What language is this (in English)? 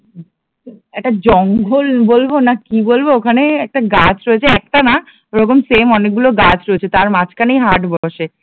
Bangla